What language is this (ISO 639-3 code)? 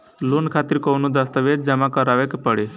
bho